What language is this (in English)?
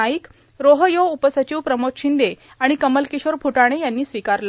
Marathi